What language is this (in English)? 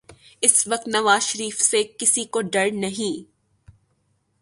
Urdu